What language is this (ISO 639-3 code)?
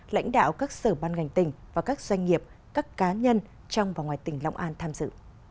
vie